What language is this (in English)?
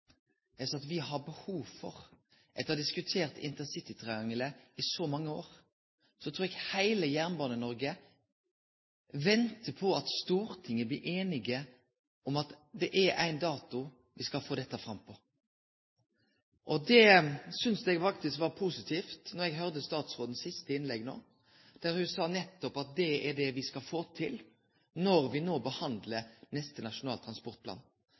Norwegian Nynorsk